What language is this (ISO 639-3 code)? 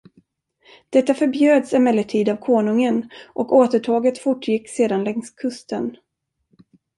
swe